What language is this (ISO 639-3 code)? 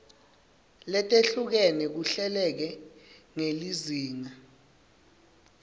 ssw